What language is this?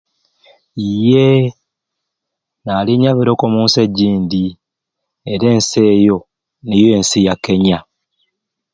Ruuli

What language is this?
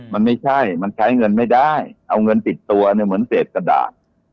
Thai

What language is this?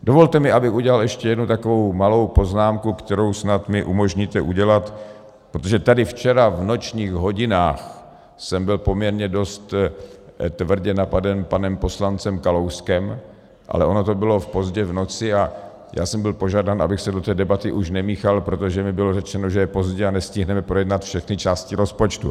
Czech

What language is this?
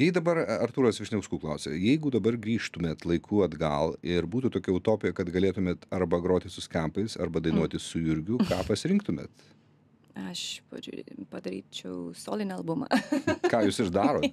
Lithuanian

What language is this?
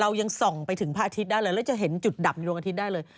Thai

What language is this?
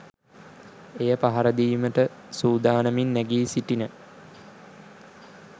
Sinhala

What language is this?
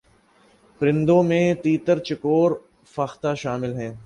Urdu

